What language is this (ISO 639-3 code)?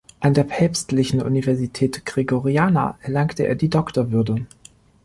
deu